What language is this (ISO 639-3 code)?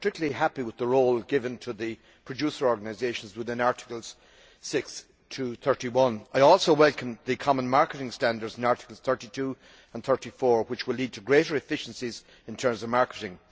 eng